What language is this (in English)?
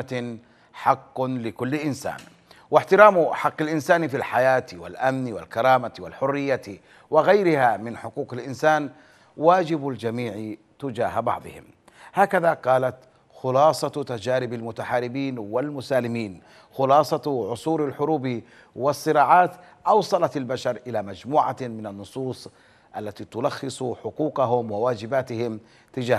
Arabic